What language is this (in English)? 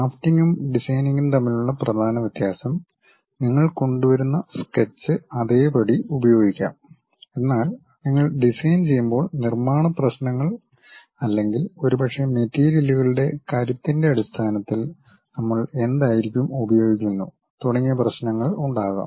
Malayalam